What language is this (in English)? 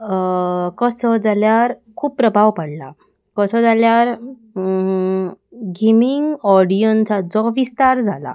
Konkani